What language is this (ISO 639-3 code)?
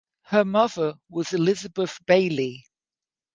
eng